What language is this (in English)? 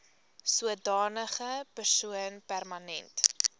Afrikaans